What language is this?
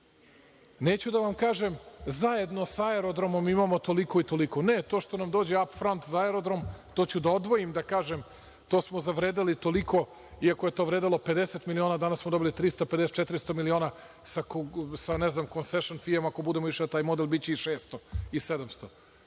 Serbian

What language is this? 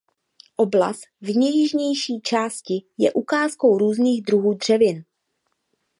Czech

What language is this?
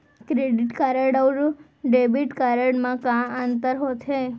Chhattisgarhi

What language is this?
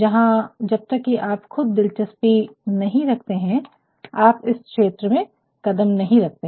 Hindi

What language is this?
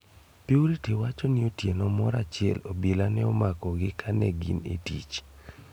Luo (Kenya and Tanzania)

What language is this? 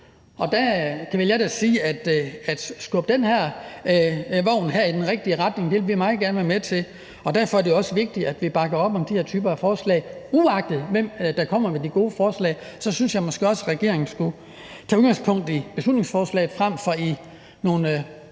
Danish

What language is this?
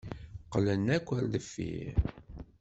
Kabyle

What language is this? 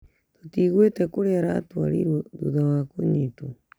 Kikuyu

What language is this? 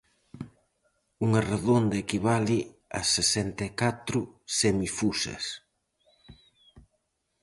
Galician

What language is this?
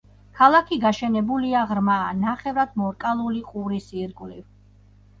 Georgian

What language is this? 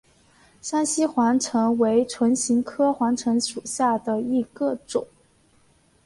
Chinese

